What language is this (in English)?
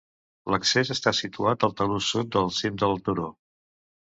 Catalan